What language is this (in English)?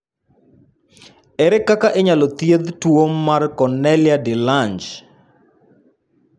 Luo (Kenya and Tanzania)